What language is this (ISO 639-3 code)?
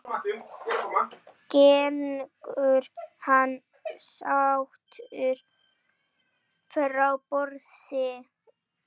isl